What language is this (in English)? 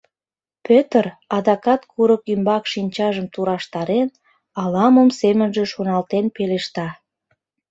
Mari